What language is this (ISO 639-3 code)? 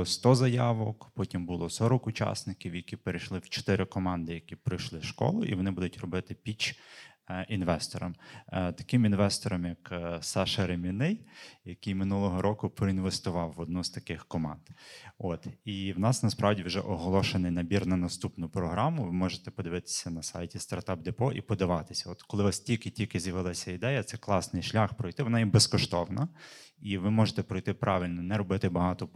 ukr